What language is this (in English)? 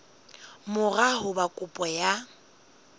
Southern Sotho